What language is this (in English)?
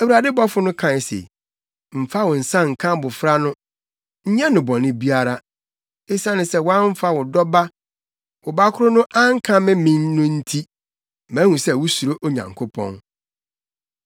Akan